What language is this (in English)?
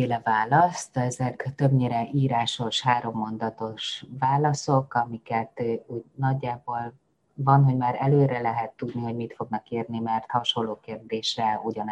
Hungarian